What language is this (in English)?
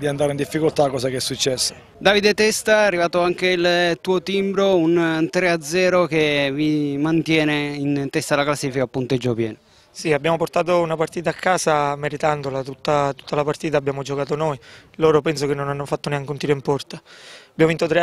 Italian